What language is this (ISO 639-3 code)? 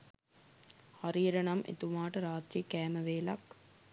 sin